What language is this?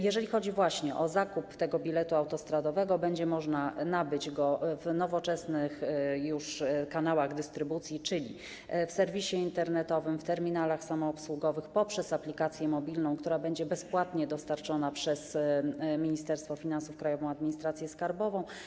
Polish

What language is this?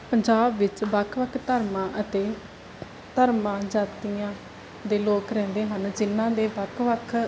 Punjabi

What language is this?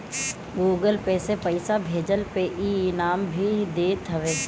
Bhojpuri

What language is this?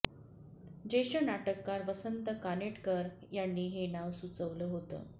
Marathi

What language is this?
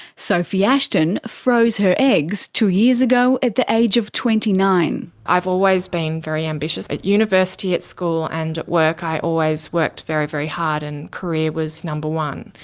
English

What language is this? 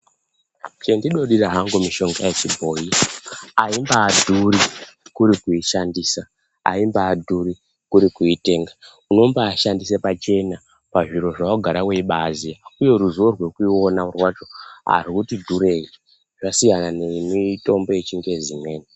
Ndau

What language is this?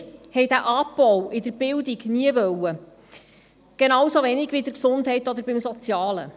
Swiss German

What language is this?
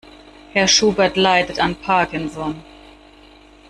German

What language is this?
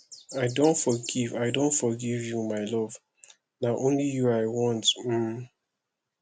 Nigerian Pidgin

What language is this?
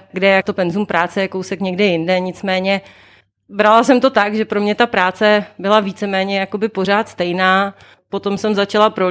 Czech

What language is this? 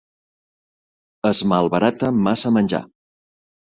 Catalan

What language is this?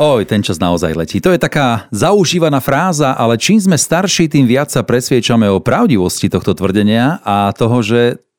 Slovak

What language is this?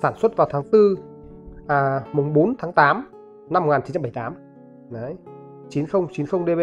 Vietnamese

